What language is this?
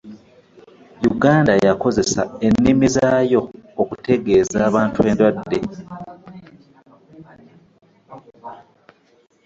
Ganda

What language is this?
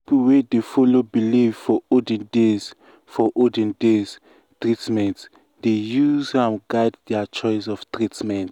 Nigerian Pidgin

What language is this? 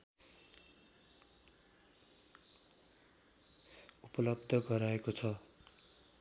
Nepali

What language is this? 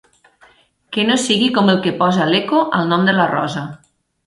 Catalan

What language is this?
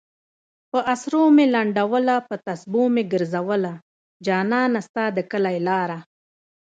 Pashto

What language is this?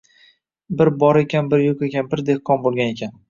Uzbek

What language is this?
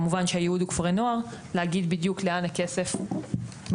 Hebrew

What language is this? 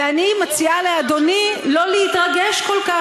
Hebrew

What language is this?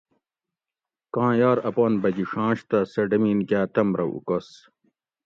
Gawri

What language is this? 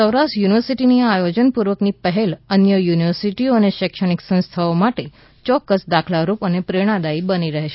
Gujarati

